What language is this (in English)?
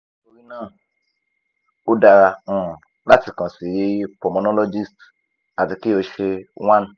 Yoruba